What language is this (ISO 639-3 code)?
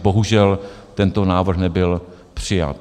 ces